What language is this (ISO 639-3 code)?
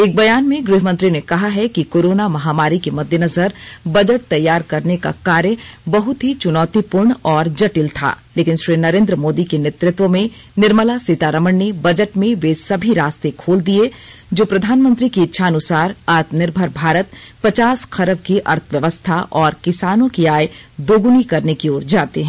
hin